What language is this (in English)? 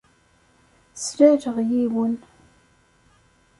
Kabyle